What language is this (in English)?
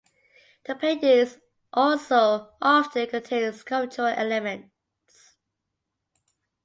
English